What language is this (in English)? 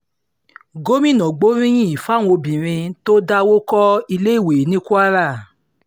Yoruba